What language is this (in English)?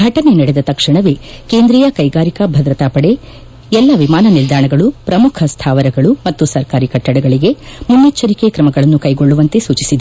Kannada